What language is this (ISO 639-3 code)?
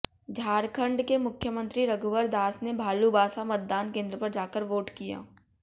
hin